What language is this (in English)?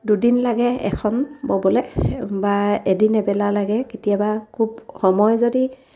Assamese